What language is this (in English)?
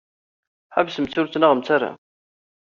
Kabyle